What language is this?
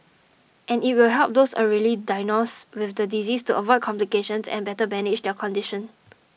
English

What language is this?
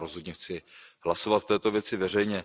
Czech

